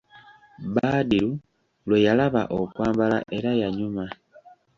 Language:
Ganda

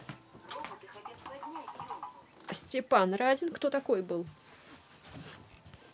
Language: Russian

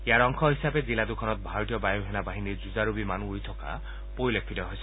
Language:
Assamese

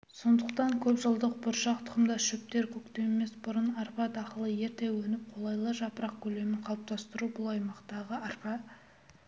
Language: Kazakh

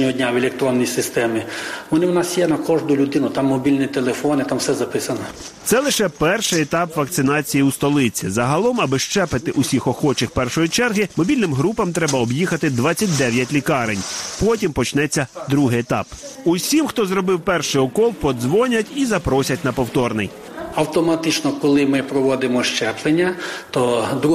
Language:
Ukrainian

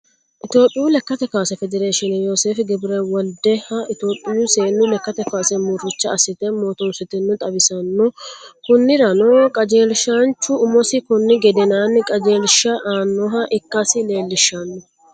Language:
Sidamo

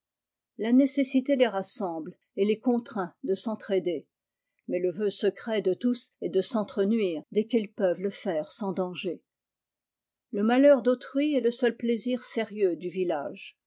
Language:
French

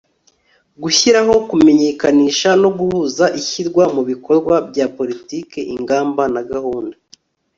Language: Kinyarwanda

